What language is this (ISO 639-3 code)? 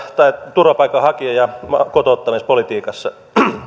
fin